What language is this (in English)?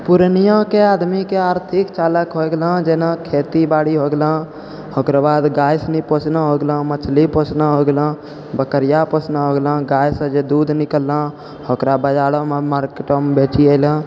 Maithili